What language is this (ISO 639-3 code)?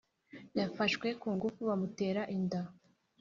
kin